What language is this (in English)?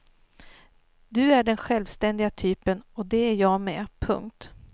Swedish